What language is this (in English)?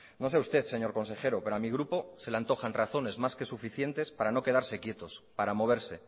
Spanish